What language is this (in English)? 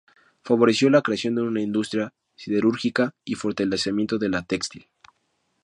Spanish